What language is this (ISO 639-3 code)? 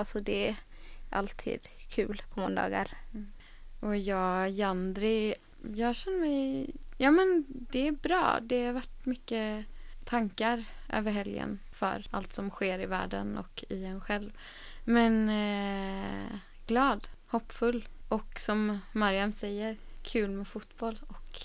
swe